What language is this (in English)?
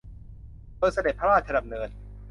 Thai